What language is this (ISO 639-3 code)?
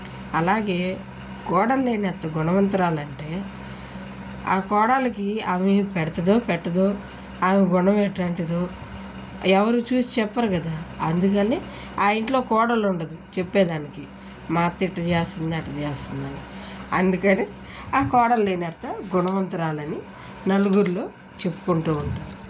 tel